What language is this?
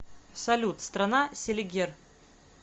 Russian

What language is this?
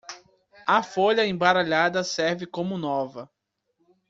Portuguese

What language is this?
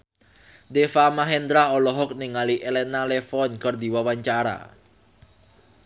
Sundanese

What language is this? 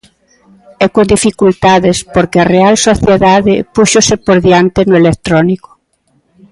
Galician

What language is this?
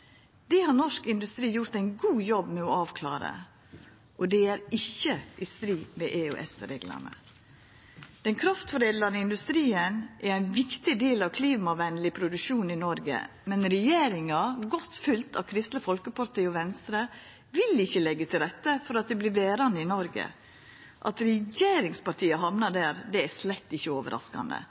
Norwegian Nynorsk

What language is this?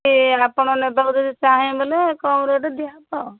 Odia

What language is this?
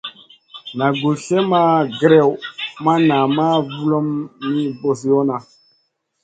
Masana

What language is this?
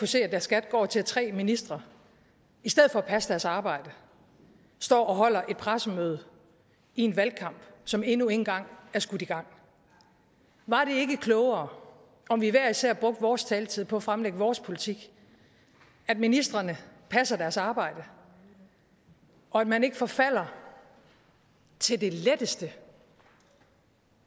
Danish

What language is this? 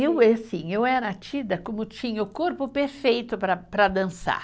Portuguese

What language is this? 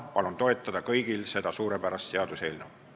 Estonian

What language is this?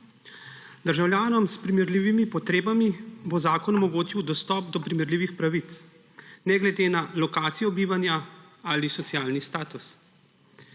Slovenian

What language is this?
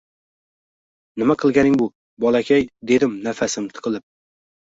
Uzbek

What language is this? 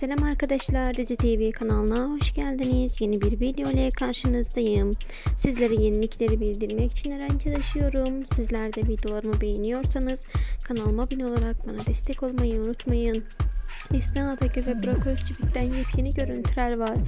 Turkish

